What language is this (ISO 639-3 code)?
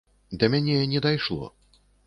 bel